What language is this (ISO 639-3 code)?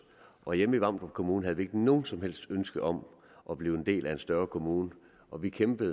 dan